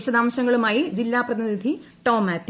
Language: Malayalam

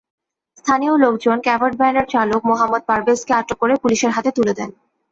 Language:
Bangla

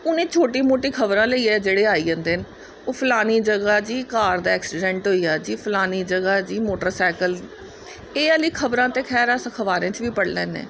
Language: Dogri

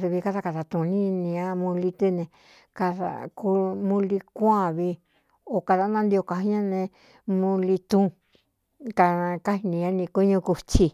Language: Cuyamecalco Mixtec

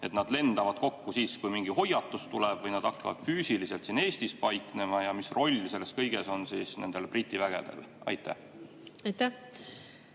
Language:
Estonian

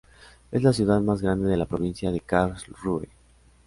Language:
Spanish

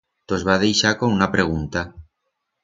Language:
Aragonese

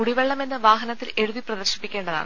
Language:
Malayalam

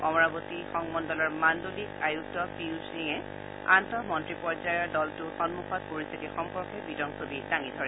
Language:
Assamese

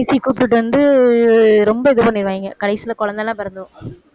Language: Tamil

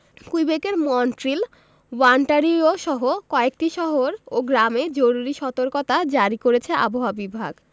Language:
Bangla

